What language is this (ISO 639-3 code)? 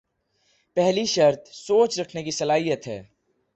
urd